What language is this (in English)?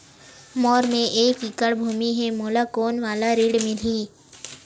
Chhattisgarhi